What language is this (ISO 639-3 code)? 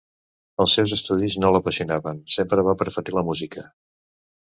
cat